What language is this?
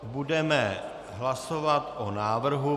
Czech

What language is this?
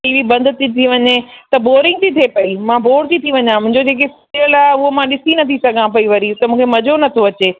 Sindhi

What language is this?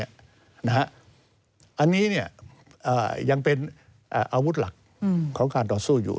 Thai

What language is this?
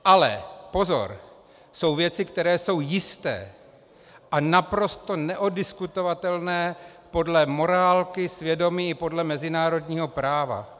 Czech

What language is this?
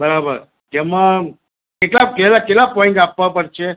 Gujarati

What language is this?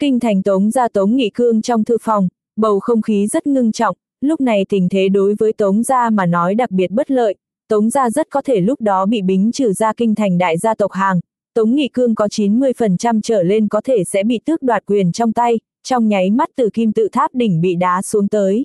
Vietnamese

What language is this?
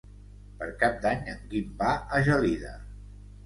Catalan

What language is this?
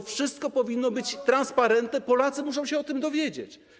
Polish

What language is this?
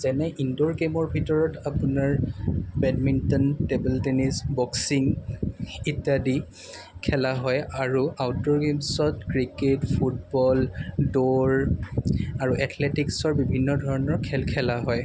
Assamese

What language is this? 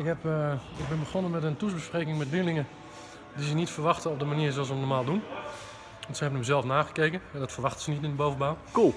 Dutch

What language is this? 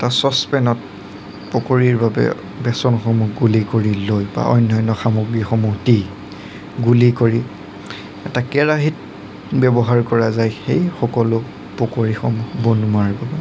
Assamese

